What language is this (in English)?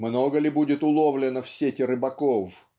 Russian